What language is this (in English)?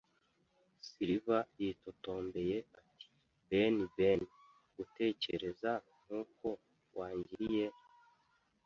Kinyarwanda